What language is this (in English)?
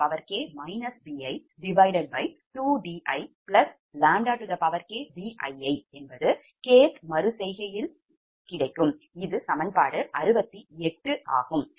Tamil